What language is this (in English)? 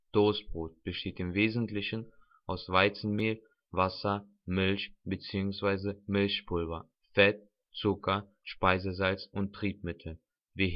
German